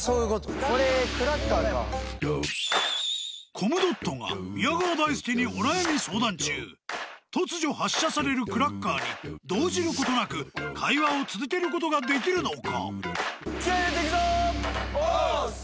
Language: Japanese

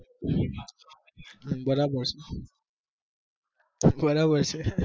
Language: Gujarati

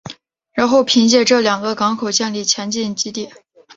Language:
Chinese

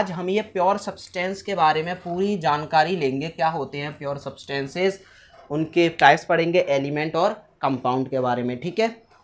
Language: Hindi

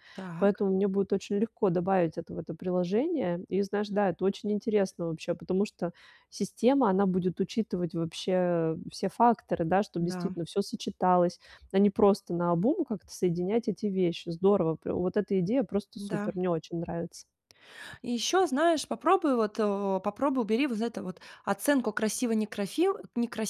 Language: Russian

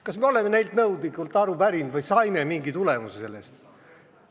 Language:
Estonian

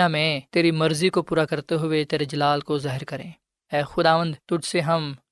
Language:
Urdu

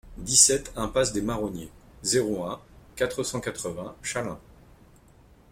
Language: French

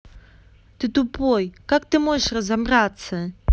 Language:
Russian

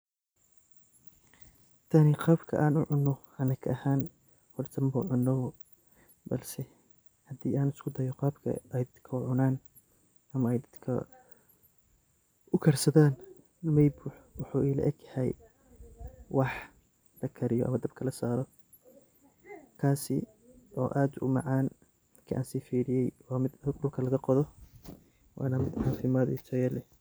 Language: Somali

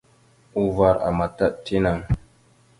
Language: Mada (Cameroon)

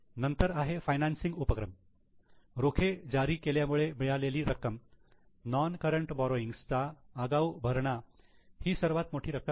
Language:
Marathi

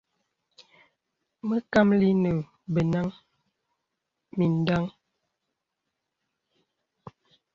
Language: Bebele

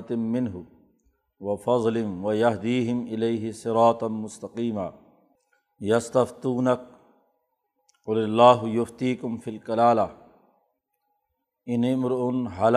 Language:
Urdu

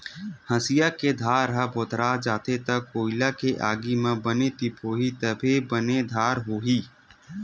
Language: Chhattisgarhi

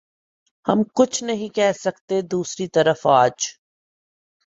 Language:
Urdu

